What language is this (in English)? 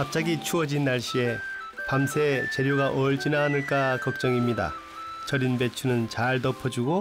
Korean